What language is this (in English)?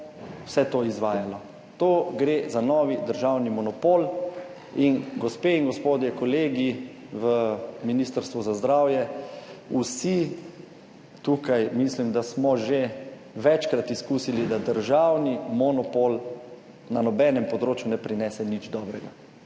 Slovenian